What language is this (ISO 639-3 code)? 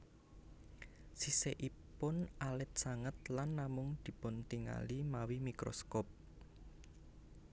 jav